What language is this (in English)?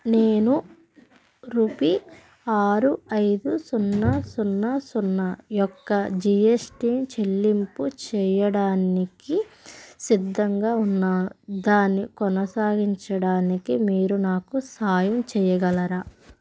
Telugu